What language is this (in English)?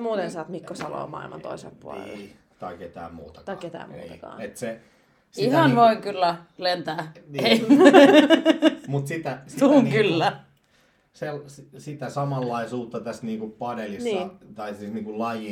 Finnish